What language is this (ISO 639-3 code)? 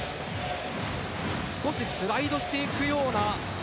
jpn